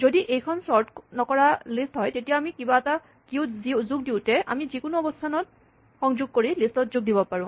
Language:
Assamese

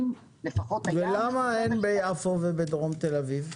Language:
Hebrew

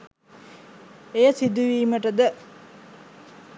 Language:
Sinhala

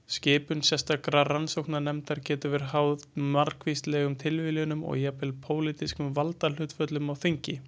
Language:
Icelandic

